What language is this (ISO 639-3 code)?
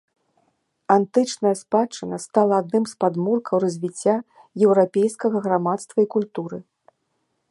bel